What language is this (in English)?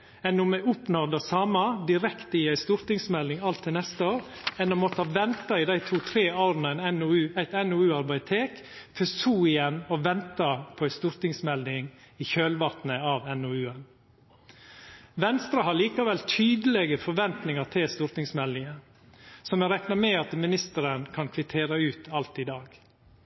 Norwegian Nynorsk